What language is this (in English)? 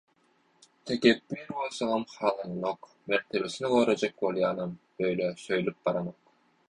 Turkmen